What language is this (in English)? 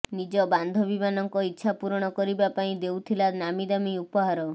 Odia